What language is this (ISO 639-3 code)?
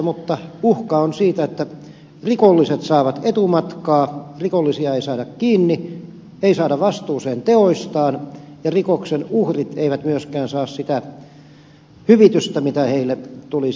fin